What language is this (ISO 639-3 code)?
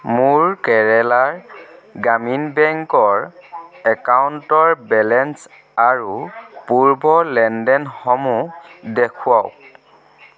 asm